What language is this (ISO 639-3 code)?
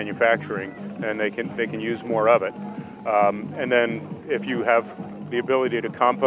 vie